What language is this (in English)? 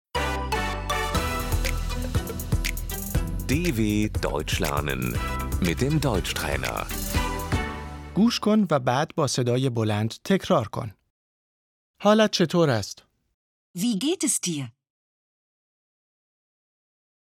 Persian